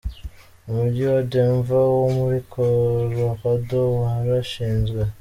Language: Kinyarwanda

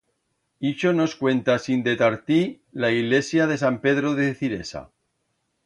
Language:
Aragonese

